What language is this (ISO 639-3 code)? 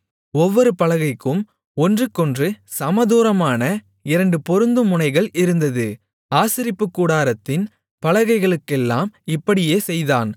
tam